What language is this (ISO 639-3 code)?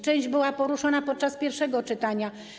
pol